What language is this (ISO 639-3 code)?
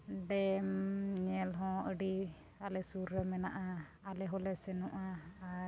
sat